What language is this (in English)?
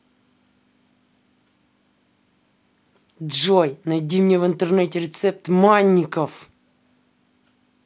Russian